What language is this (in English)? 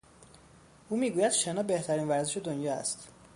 Persian